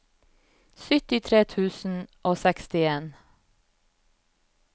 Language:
Norwegian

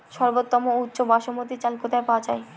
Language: Bangla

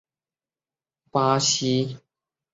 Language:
Chinese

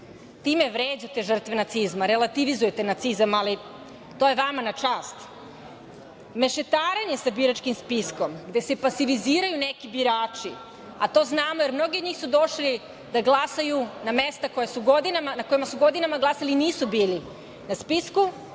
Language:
Serbian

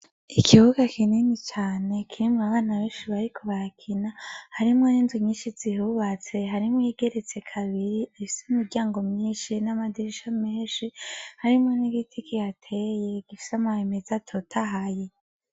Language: Rundi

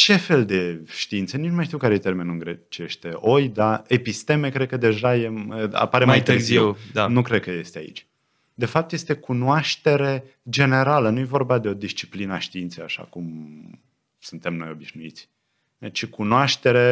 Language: Romanian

